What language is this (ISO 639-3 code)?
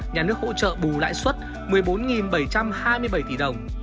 vie